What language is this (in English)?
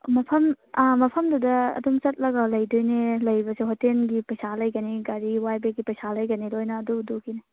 Manipuri